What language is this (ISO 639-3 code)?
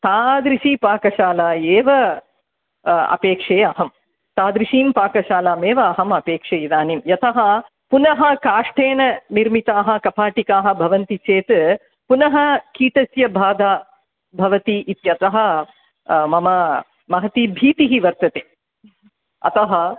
san